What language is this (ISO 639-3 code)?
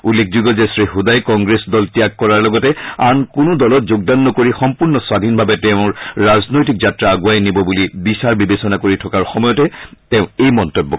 asm